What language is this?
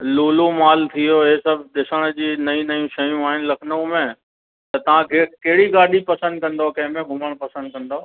Sindhi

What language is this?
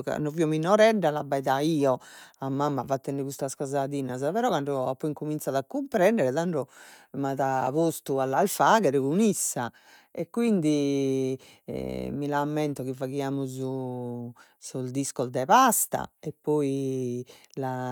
Sardinian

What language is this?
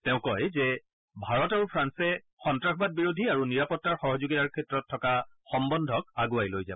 Assamese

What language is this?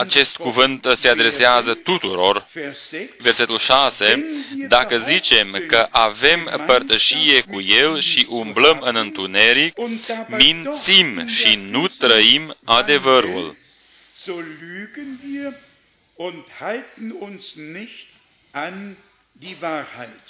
Romanian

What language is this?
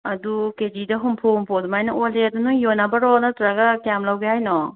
Manipuri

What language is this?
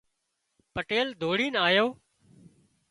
Wadiyara Koli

